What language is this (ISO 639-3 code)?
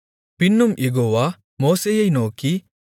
tam